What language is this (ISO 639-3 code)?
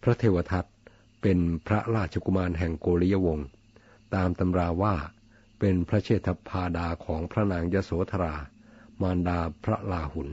tha